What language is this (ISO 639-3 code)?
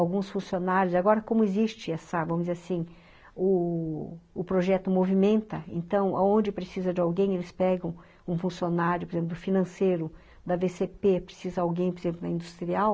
por